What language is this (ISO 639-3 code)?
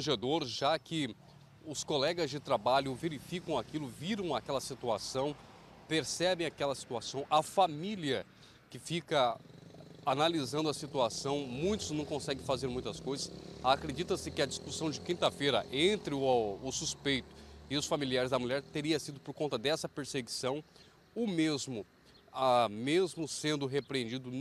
por